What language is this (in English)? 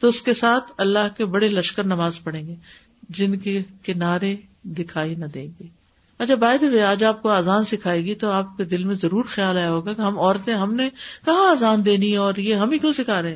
Urdu